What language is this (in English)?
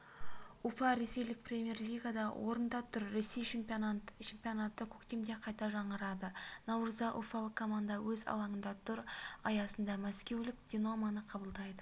Kazakh